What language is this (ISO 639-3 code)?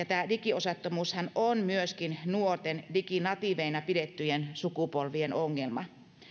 fin